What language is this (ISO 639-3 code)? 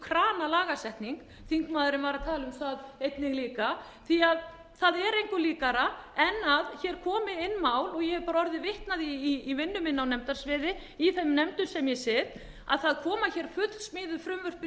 isl